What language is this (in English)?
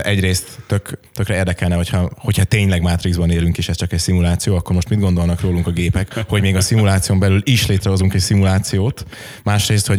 Hungarian